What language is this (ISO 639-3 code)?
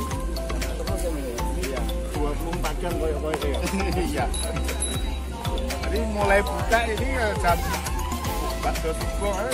ind